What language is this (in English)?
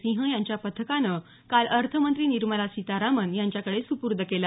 Marathi